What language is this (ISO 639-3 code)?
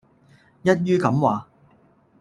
yue